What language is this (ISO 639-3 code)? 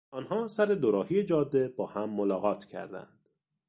fas